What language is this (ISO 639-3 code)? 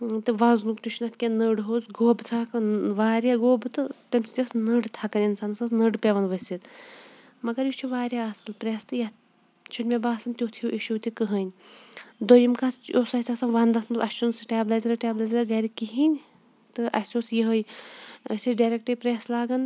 kas